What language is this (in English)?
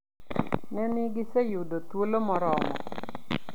Luo (Kenya and Tanzania)